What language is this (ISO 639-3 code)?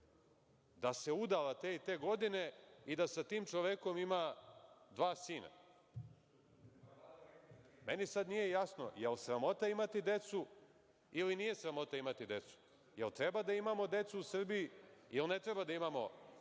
srp